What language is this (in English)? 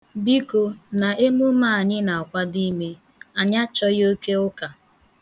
Igbo